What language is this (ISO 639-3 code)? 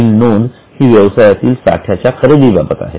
mar